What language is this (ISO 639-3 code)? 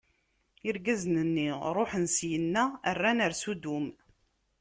kab